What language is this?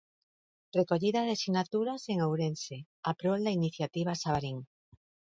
Galician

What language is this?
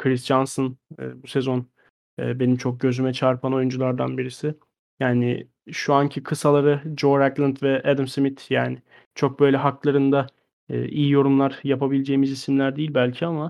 Turkish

